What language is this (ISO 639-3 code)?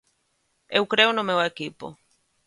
glg